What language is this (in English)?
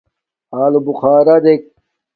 Domaaki